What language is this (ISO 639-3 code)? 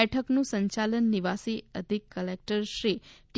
guj